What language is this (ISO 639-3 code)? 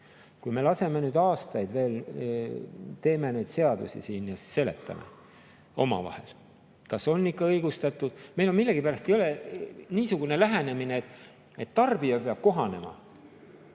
est